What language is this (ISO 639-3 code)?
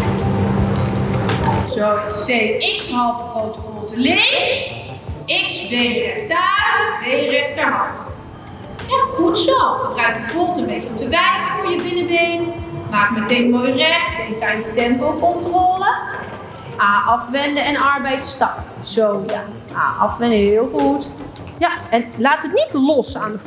nld